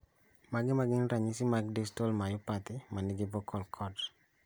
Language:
Luo (Kenya and Tanzania)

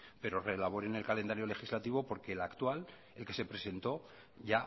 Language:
Spanish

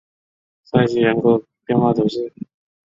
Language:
Chinese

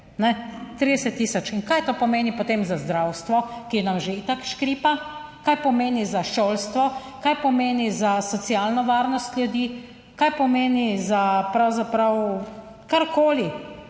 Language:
Slovenian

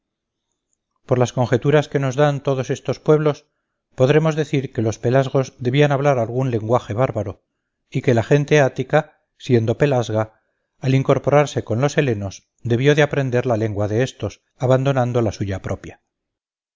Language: Spanish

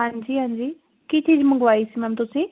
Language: Punjabi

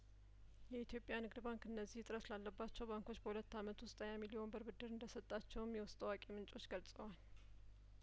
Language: Amharic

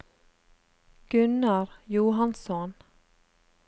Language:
Norwegian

